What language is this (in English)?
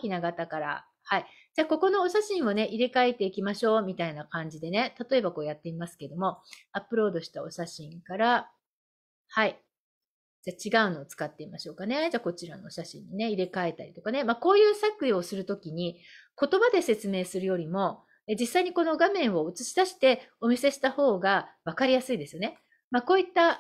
Japanese